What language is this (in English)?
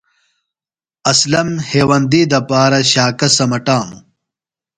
Phalura